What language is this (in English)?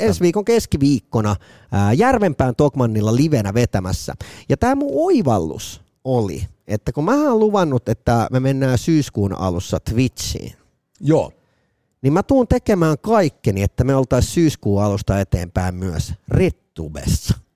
Finnish